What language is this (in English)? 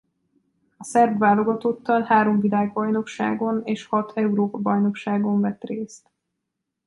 Hungarian